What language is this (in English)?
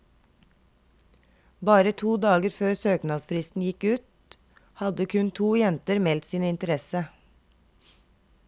Norwegian